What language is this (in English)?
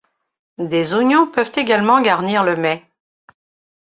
French